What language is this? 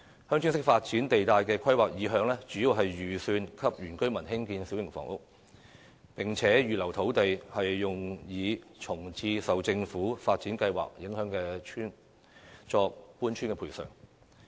Cantonese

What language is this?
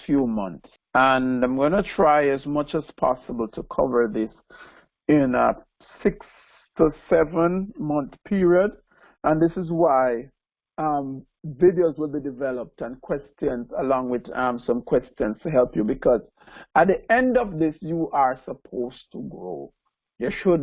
English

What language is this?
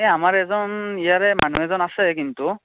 Assamese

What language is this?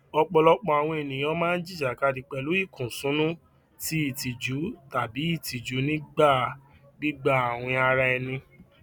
Yoruba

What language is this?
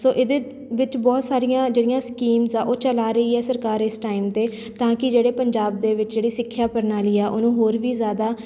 Punjabi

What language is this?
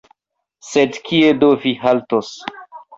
Esperanto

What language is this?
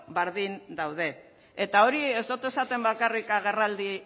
Basque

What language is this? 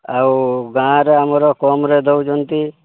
Odia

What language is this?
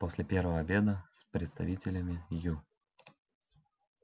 Russian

